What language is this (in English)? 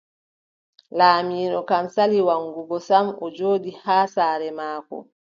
Adamawa Fulfulde